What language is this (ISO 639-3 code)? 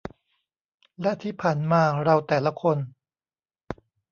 tha